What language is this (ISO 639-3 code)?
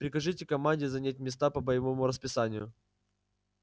rus